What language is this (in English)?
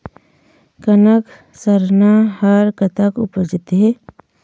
Chhattisgarhi